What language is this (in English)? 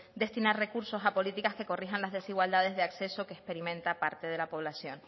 Spanish